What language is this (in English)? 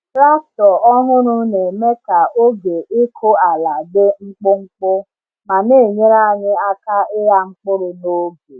Igbo